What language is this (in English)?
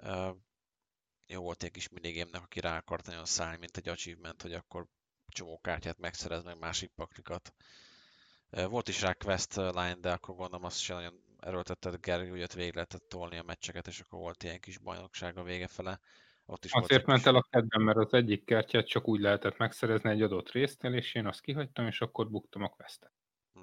Hungarian